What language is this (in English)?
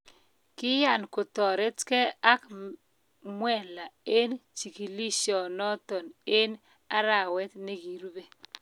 Kalenjin